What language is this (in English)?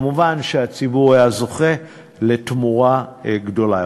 Hebrew